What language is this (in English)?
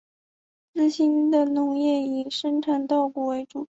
Chinese